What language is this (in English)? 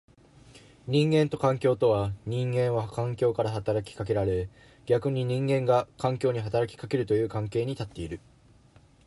Japanese